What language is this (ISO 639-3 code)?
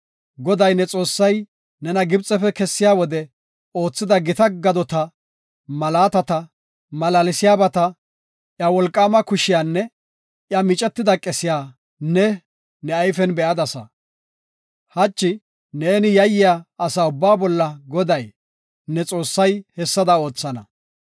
gof